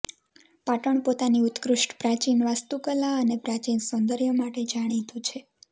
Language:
Gujarati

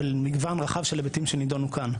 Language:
Hebrew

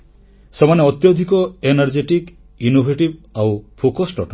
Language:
Odia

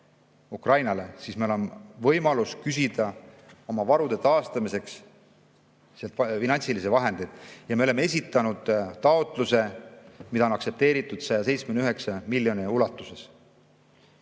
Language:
Estonian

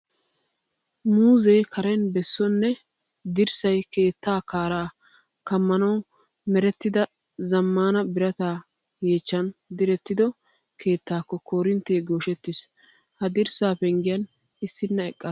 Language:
Wolaytta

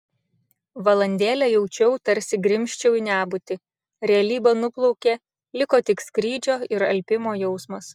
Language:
Lithuanian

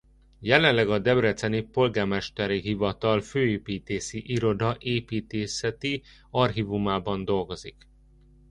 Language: Hungarian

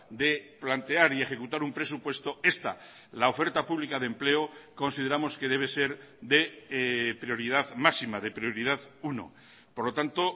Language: Spanish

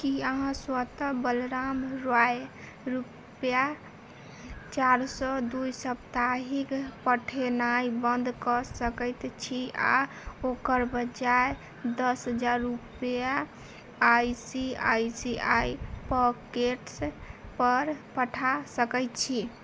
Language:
Maithili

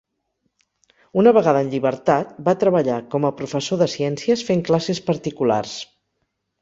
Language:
Catalan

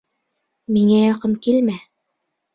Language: Bashkir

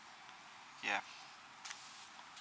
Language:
English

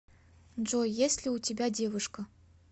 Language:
Russian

